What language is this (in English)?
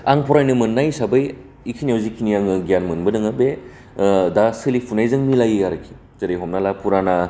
Bodo